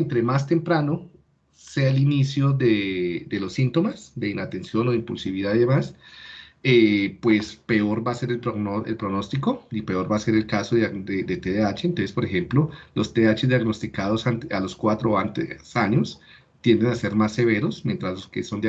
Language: Spanish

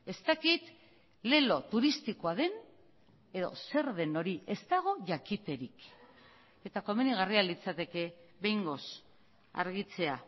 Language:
Basque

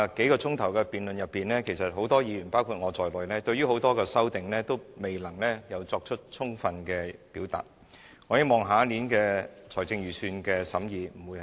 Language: Cantonese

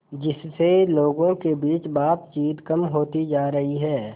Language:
Hindi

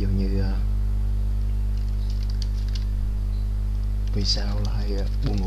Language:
Vietnamese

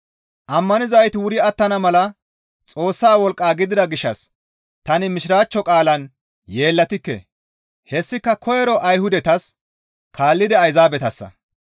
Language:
Gamo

